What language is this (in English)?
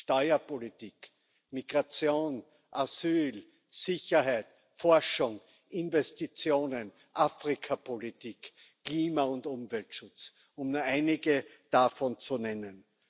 German